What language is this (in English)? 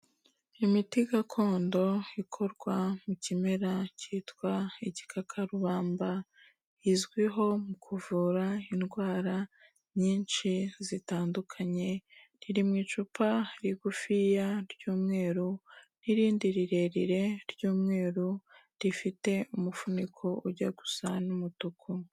Kinyarwanda